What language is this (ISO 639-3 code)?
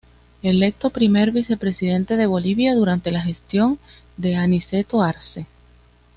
spa